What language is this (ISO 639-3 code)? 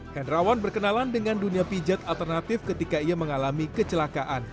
ind